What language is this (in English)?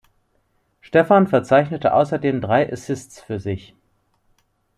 German